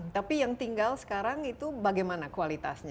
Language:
Indonesian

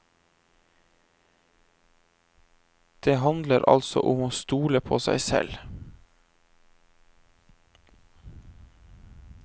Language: Norwegian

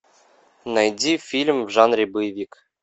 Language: Russian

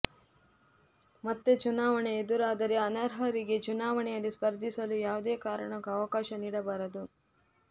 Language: Kannada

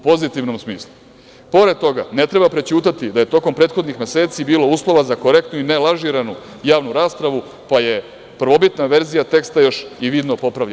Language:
Serbian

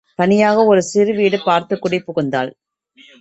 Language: Tamil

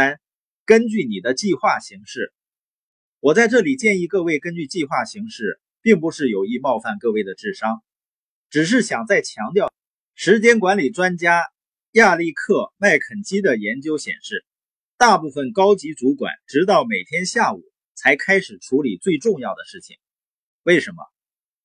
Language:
Chinese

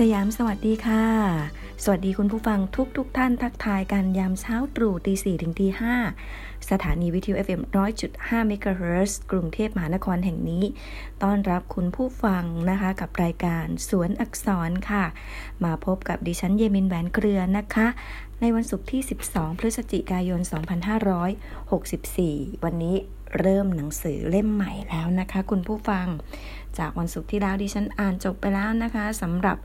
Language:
Thai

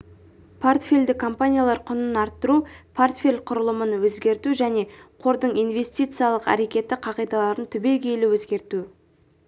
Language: Kazakh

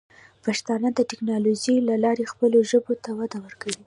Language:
Pashto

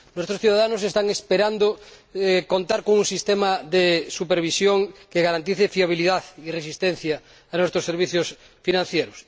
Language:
Spanish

